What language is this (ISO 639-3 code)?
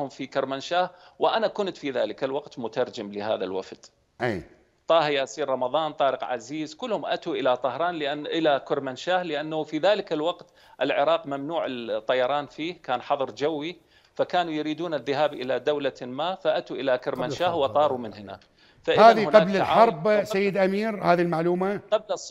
ara